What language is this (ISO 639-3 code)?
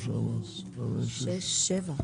heb